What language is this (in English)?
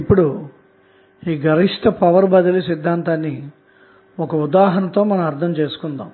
Telugu